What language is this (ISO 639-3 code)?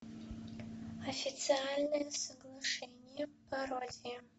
rus